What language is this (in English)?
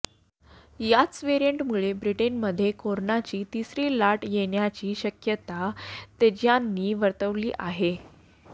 Marathi